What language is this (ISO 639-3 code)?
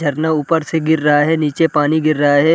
hin